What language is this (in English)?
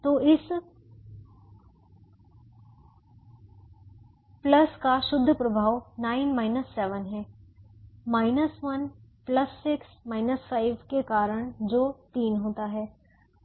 Hindi